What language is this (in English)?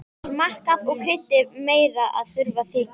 Icelandic